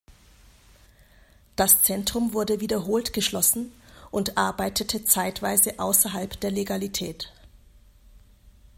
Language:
German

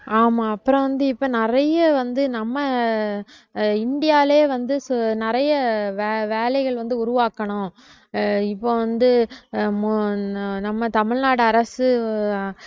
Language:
Tamil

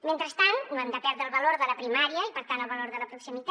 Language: Catalan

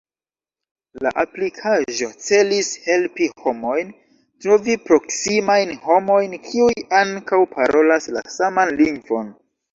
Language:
Esperanto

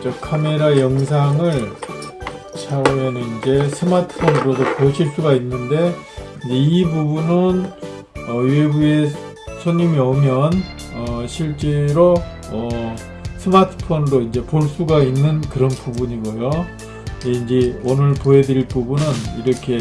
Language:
Korean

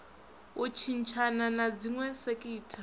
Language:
Venda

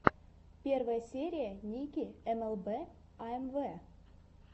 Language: Russian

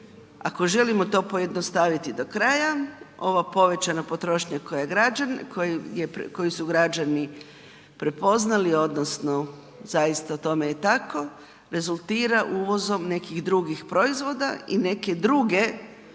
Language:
Croatian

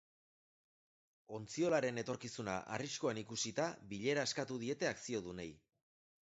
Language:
Basque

